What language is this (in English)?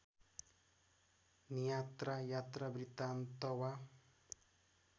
Nepali